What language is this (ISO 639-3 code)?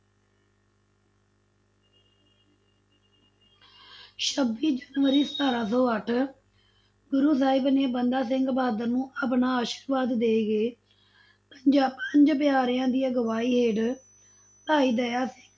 pan